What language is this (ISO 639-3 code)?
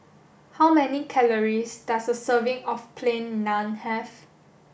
eng